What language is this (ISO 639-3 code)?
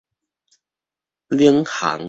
nan